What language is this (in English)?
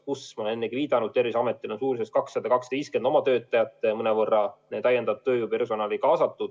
Estonian